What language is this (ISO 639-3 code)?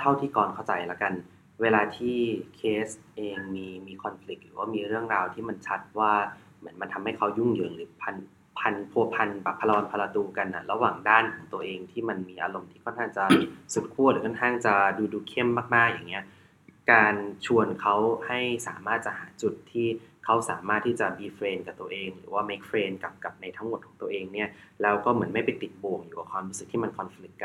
tha